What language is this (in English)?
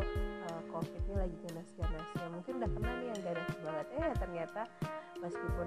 Indonesian